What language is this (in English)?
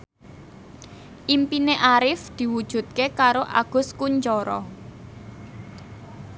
Javanese